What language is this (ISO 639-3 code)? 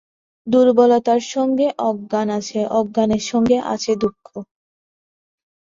ben